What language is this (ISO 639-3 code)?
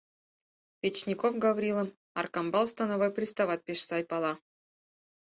chm